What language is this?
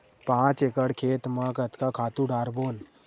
Chhattisgarhi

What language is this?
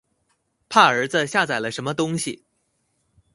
Chinese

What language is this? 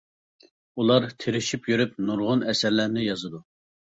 Uyghur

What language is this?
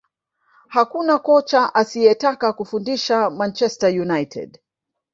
Swahili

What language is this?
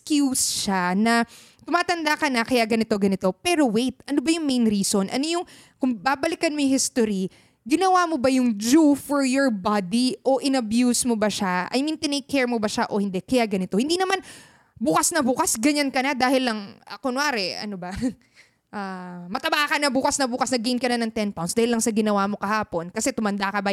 Filipino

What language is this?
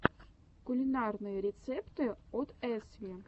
Russian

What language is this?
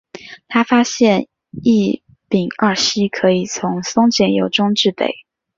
Chinese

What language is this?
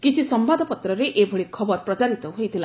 Odia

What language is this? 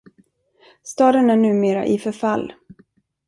Swedish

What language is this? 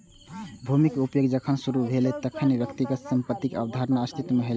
Maithili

